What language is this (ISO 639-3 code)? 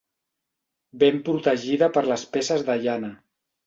cat